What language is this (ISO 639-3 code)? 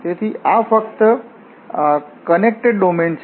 guj